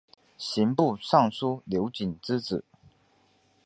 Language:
Chinese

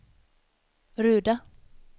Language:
Swedish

